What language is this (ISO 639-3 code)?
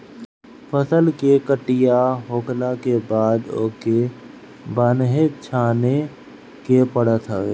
bho